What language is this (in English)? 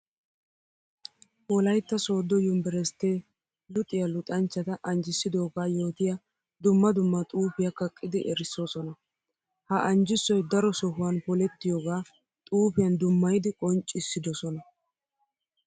Wolaytta